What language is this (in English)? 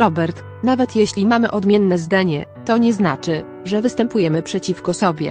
Polish